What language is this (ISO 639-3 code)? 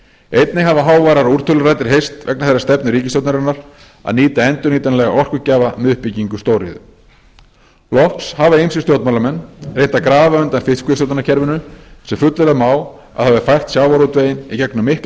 isl